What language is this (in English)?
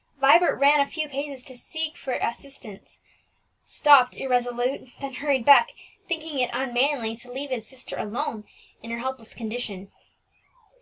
English